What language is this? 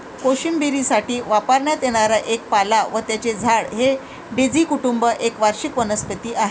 Marathi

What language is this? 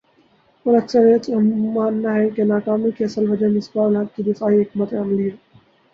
Urdu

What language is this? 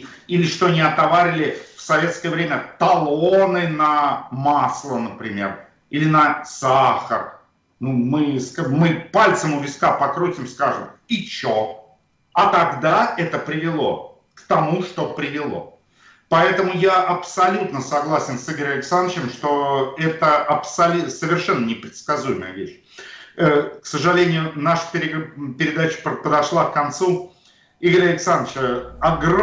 Russian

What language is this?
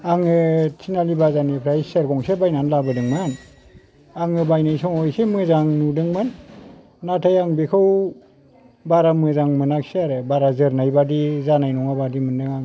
Bodo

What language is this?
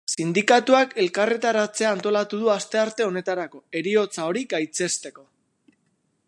Basque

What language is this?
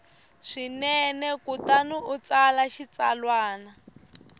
Tsonga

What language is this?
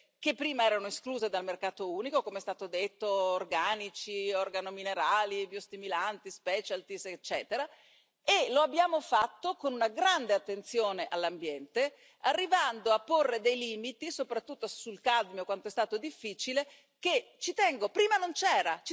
Italian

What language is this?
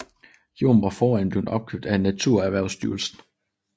Danish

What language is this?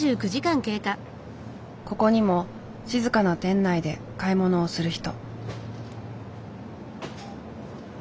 Japanese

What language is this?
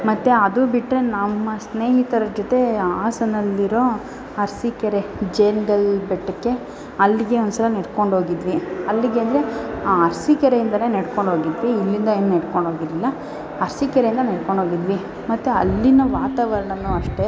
Kannada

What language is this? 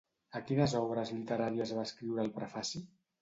Catalan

